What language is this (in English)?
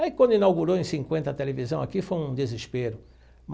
Portuguese